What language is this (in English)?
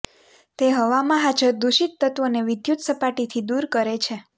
Gujarati